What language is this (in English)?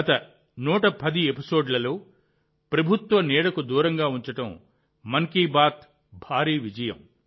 Telugu